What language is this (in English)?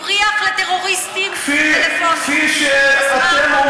Hebrew